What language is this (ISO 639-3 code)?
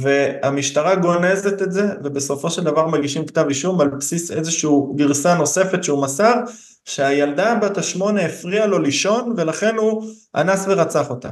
heb